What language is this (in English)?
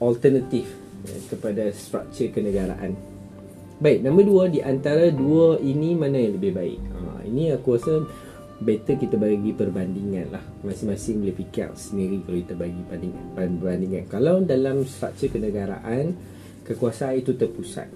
Malay